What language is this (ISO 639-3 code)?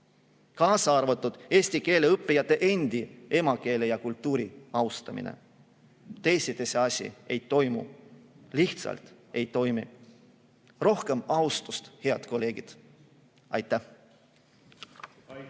est